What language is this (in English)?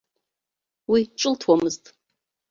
Abkhazian